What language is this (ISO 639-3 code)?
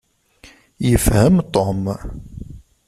kab